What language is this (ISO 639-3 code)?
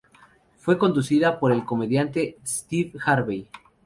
spa